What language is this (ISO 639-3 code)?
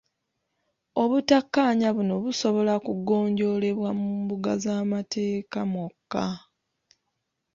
lug